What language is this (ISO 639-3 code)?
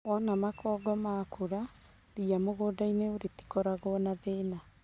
kik